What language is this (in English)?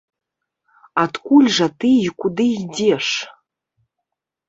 Belarusian